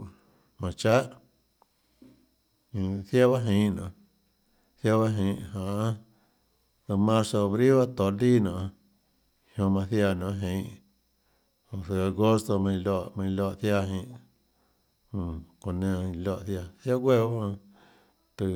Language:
Tlacoatzintepec Chinantec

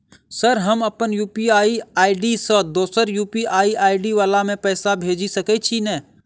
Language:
Maithili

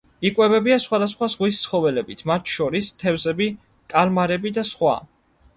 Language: Georgian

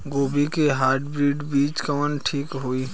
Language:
Bhojpuri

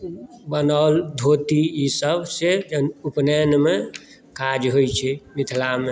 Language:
Maithili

